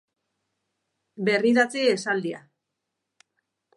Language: Basque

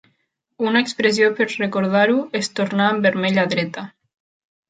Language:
Catalan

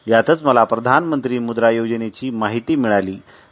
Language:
Marathi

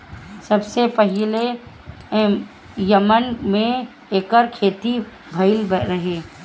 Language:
Bhojpuri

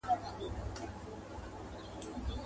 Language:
Pashto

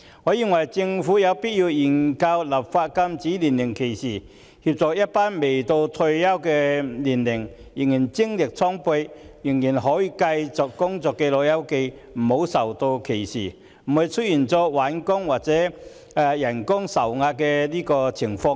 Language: Cantonese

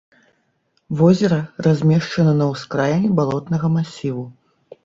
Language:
Belarusian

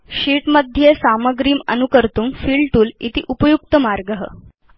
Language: Sanskrit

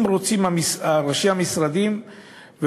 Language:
Hebrew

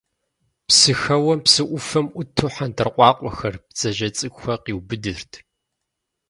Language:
Kabardian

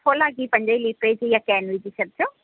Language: Sindhi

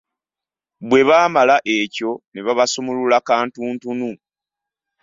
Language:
Ganda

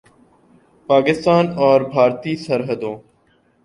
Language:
Urdu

